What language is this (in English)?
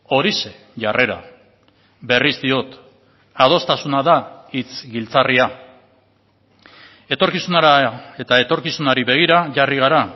Basque